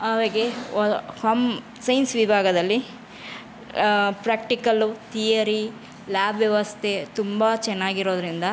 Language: Kannada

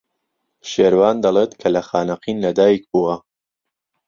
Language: Central Kurdish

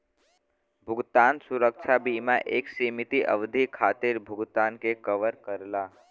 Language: Bhojpuri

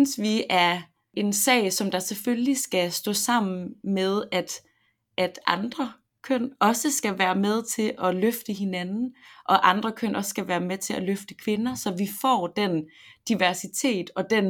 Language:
Danish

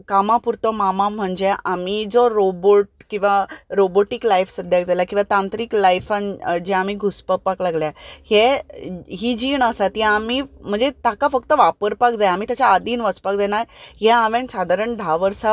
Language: Konkani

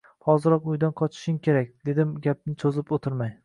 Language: Uzbek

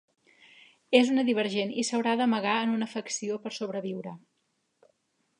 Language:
Catalan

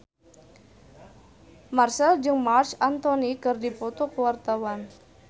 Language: Sundanese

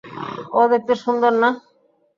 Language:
Bangla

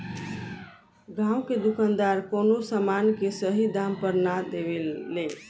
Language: Bhojpuri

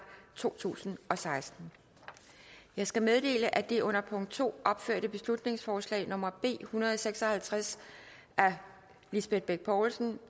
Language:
Danish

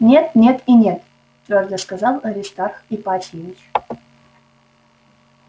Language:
Russian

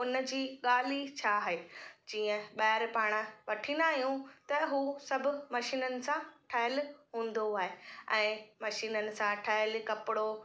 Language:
Sindhi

